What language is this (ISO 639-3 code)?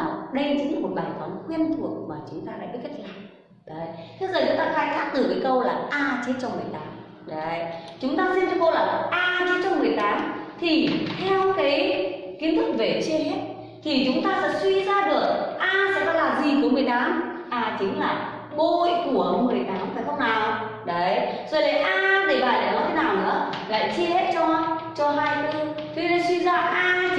vie